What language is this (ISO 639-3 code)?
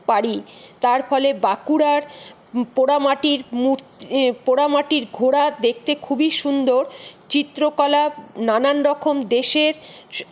ben